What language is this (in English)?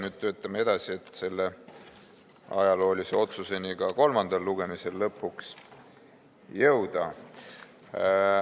Estonian